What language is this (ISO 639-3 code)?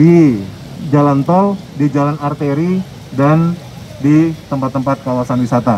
ind